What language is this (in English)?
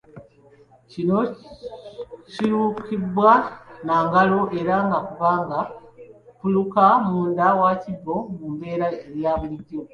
Ganda